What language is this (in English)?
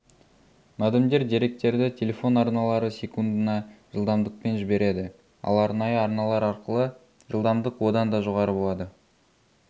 Kazakh